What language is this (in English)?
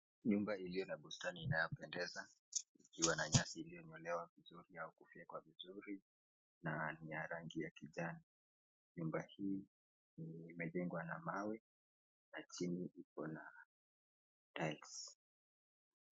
Swahili